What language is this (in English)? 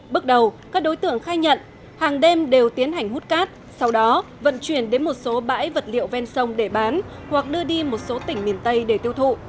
Vietnamese